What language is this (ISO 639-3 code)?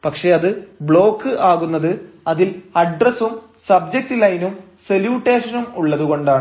mal